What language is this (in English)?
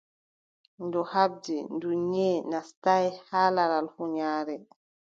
Adamawa Fulfulde